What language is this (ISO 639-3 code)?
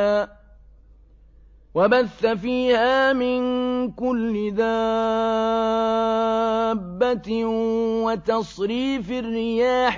ara